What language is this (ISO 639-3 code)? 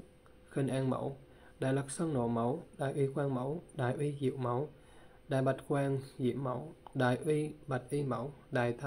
vie